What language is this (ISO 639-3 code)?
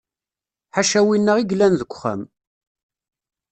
kab